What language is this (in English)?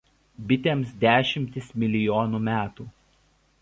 Lithuanian